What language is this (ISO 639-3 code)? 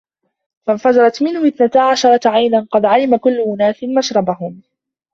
ara